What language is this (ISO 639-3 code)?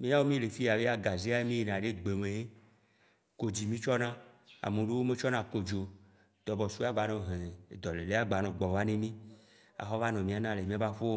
wci